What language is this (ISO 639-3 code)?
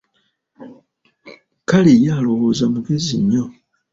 lug